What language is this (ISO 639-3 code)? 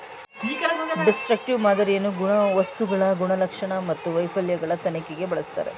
kan